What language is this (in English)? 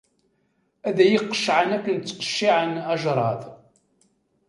Kabyle